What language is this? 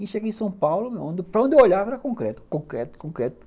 Portuguese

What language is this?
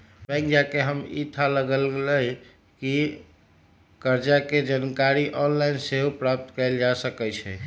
Magahi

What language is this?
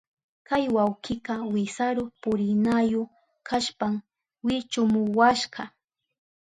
Southern Pastaza Quechua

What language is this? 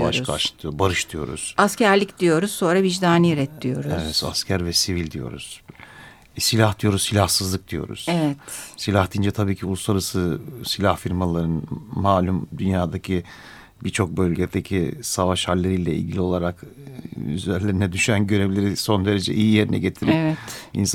Turkish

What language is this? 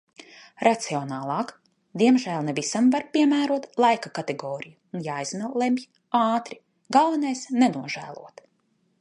Latvian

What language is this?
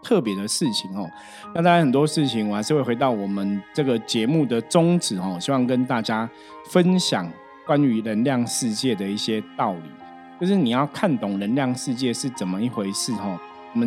Chinese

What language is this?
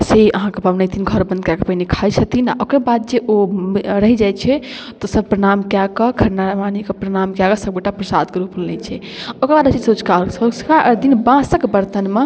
Maithili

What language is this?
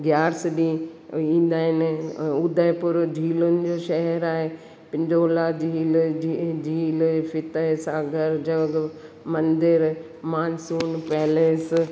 Sindhi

